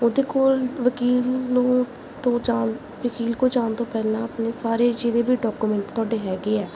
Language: Punjabi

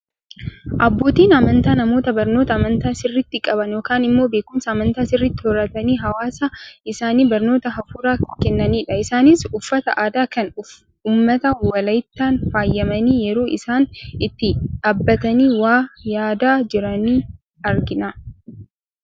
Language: Oromo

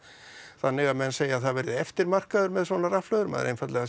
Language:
Icelandic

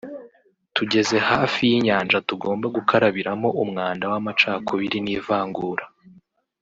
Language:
Kinyarwanda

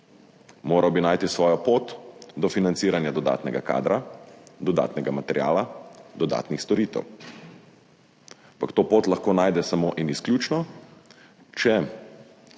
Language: Slovenian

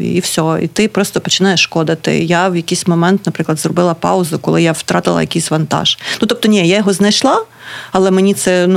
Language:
Ukrainian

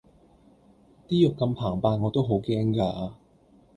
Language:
Cantonese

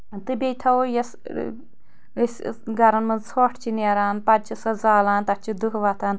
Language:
Kashmiri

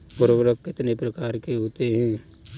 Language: Hindi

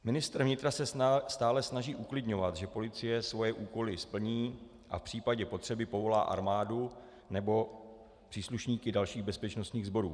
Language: Czech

